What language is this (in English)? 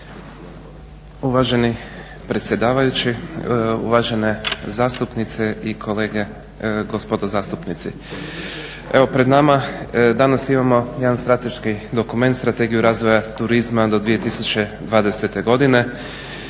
Croatian